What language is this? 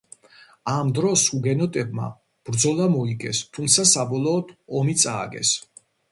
Georgian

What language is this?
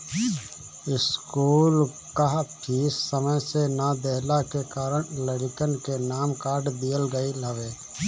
Bhojpuri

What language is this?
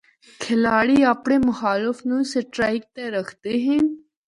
Northern Hindko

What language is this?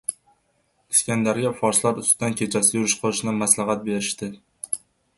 Uzbek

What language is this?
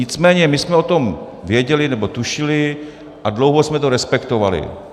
Czech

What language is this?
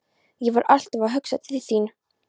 Icelandic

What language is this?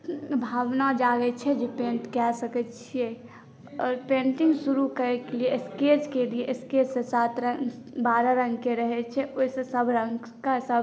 Maithili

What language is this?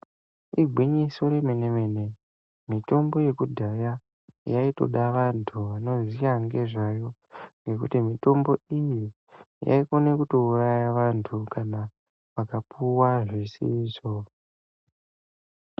Ndau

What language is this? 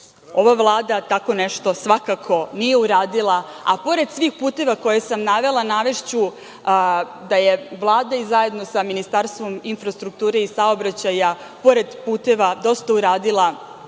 Serbian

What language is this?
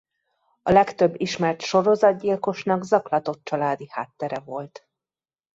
Hungarian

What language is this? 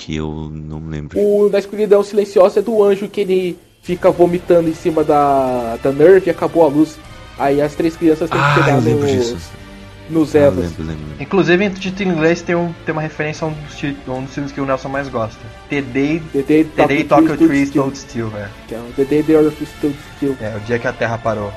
Portuguese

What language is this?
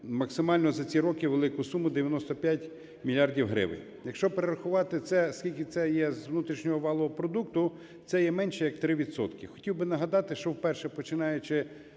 Ukrainian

